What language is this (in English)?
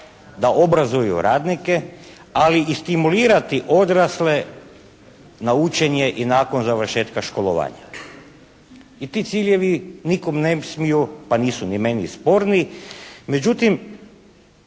Croatian